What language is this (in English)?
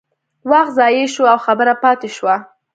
Pashto